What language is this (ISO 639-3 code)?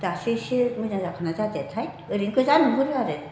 brx